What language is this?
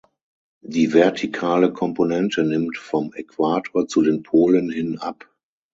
German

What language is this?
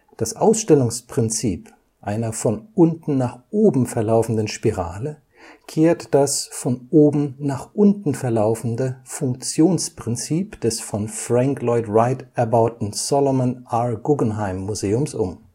German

